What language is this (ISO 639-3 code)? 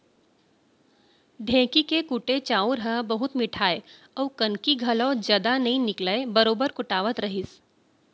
hne